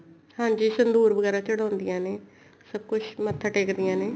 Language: Punjabi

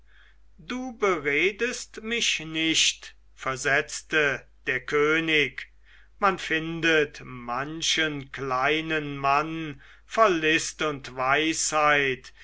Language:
German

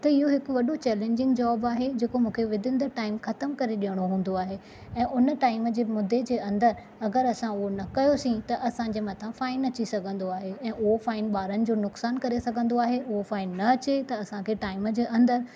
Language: Sindhi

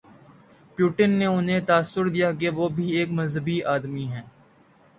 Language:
Urdu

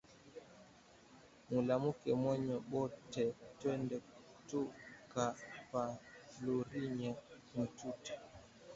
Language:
Swahili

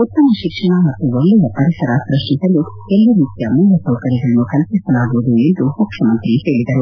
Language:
Kannada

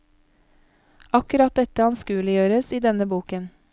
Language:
Norwegian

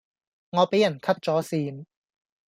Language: Cantonese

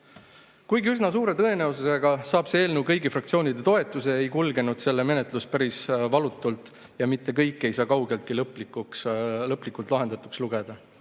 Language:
Estonian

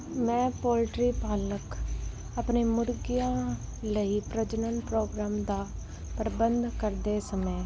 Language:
Punjabi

